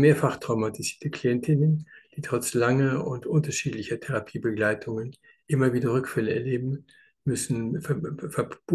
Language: German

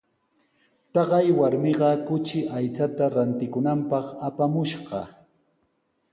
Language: Sihuas Ancash Quechua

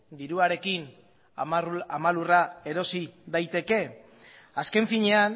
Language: Basque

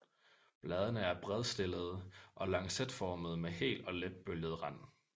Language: Danish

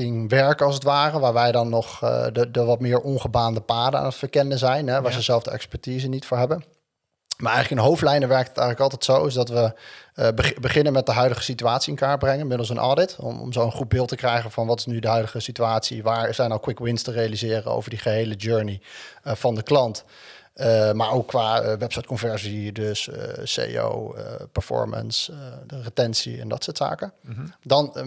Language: Dutch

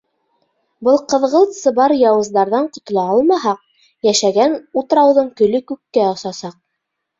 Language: Bashkir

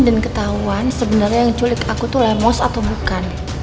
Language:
Indonesian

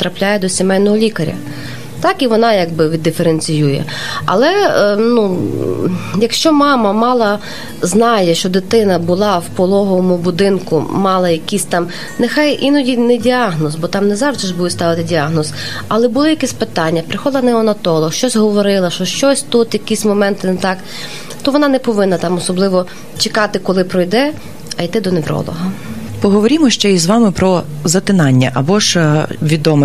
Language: Ukrainian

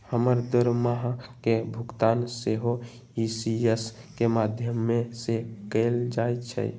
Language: Magahi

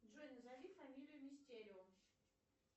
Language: Russian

